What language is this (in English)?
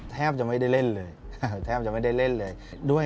Thai